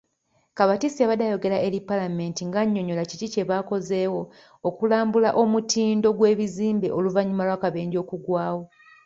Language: Ganda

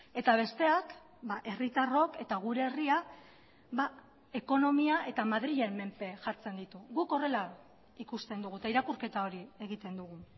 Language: Basque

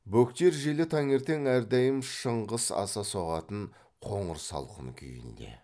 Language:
Kazakh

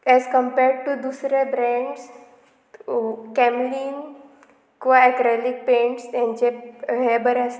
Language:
Konkani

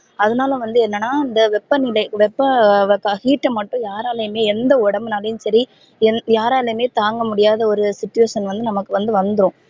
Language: Tamil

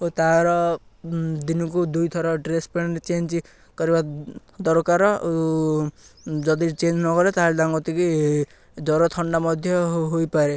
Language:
Odia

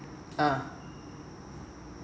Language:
English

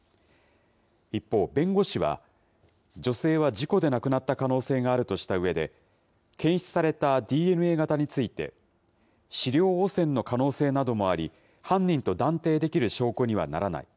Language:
Japanese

